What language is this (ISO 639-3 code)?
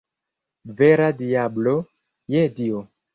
epo